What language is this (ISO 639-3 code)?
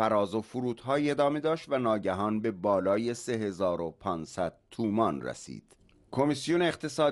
fas